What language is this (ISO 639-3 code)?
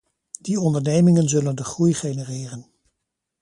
nld